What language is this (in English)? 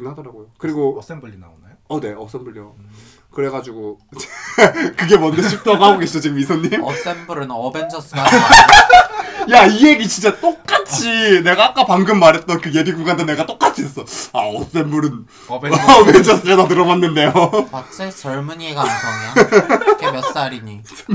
Korean